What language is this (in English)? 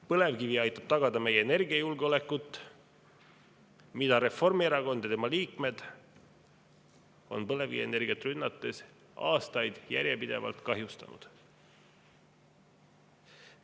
Estonian